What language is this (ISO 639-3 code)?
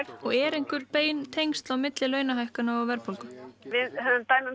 isl